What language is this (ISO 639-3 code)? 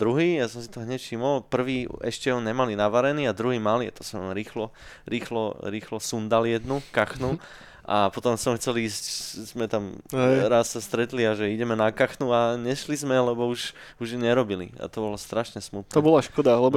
slk